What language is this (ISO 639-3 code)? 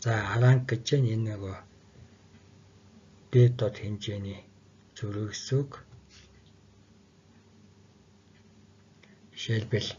tur